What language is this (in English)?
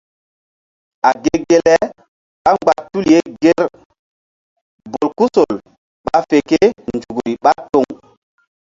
Mbum